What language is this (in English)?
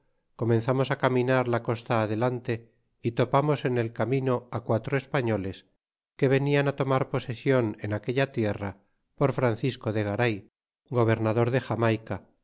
Spanish